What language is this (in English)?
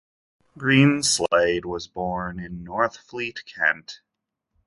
English